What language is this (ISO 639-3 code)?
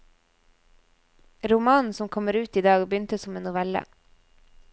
nor